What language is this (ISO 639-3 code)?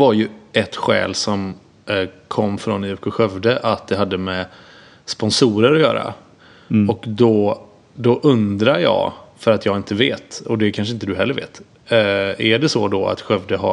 swe